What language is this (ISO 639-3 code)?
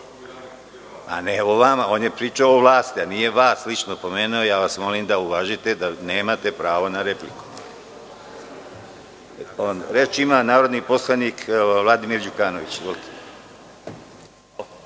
srp